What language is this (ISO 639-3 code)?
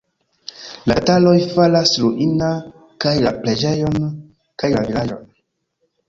epo